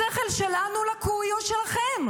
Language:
Hebrew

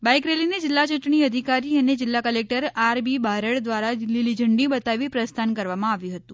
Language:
Gujarati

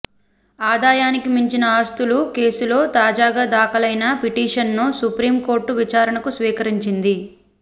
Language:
Telugu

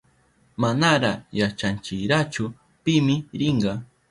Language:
Southern Pastaza Quechua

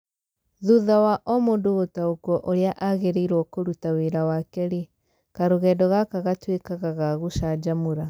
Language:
Kikuyu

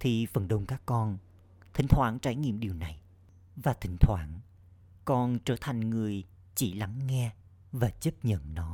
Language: Vietnamese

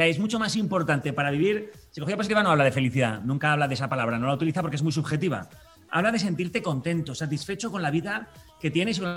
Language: Spanish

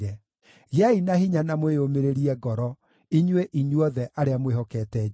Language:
Kikuyu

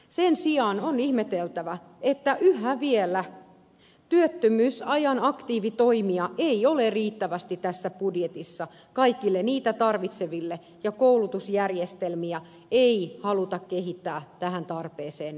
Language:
Finnish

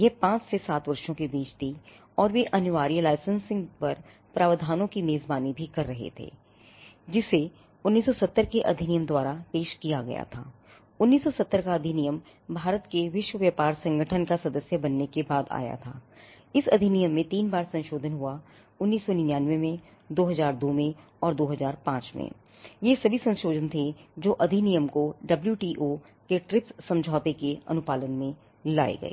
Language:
Hindi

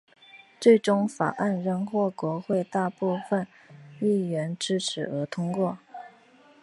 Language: Chinese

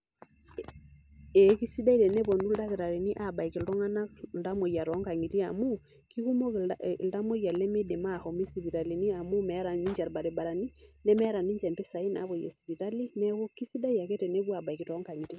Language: Masai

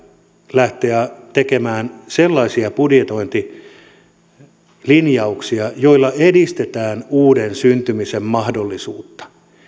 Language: Finnish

